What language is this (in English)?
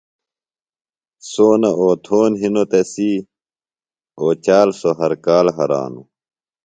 Phalura